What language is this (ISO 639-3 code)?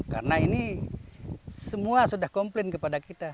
ind